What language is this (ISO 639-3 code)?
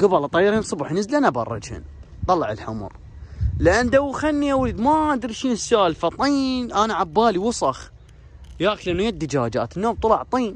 ara